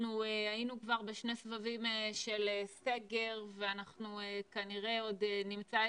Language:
Hebrew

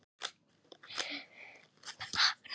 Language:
Icelandic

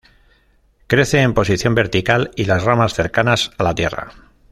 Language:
Spanish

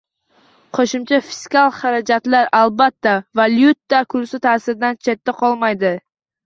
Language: Uzbek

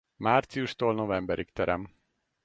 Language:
Hungarian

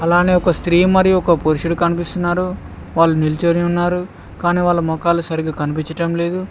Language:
Telugu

